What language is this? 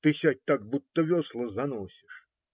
Russian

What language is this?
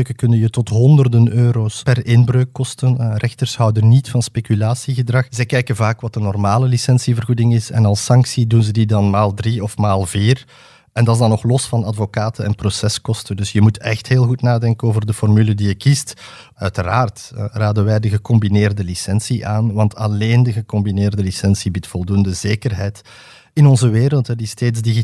Dutch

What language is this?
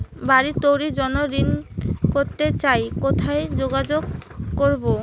Bangla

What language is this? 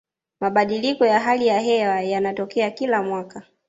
Swahili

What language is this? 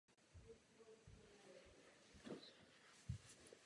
Czech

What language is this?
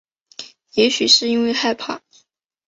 Chinese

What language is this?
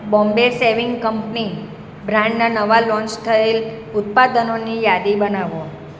Gujarati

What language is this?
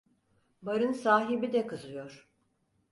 Turkish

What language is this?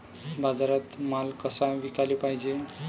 Marathi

